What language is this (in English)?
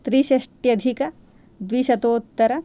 Sanskrit